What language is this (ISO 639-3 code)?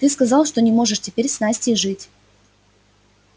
rus